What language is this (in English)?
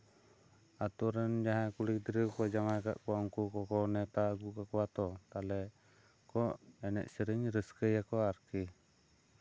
Santali